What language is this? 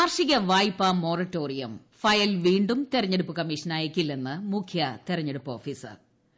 Malayalam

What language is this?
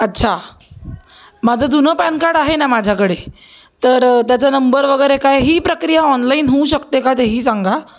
Marathi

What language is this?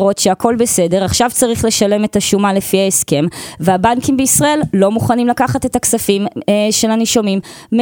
Hebrew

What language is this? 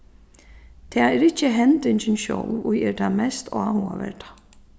Faroese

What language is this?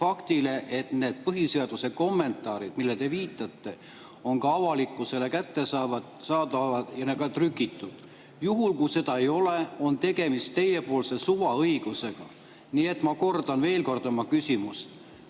Estonian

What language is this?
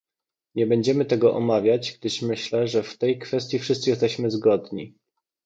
Polish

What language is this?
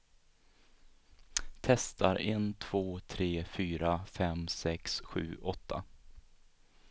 Swedish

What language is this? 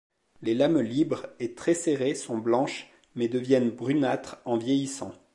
French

